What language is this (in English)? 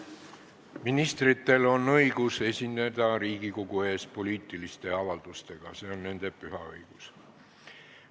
Estonian